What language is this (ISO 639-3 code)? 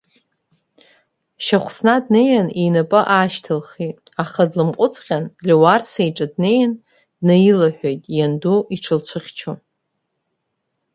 abk